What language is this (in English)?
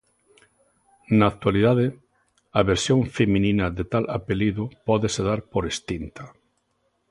Galician